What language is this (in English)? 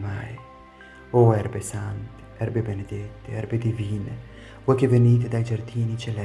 Italian